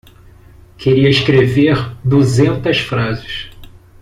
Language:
Portuguese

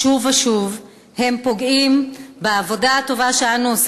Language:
Hebrew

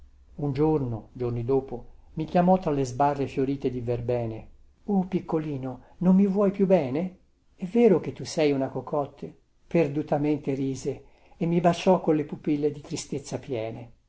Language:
Italian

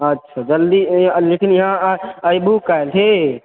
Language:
Maithili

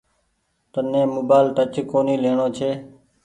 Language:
Goaria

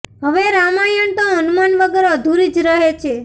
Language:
Gujarati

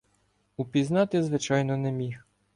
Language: Ukrainian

